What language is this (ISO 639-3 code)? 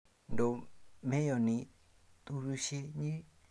kln